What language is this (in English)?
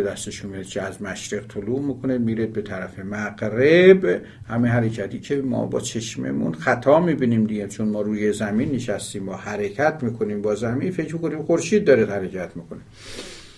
Persian